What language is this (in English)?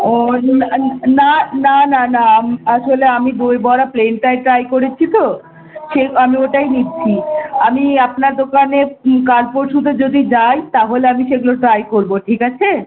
Bangla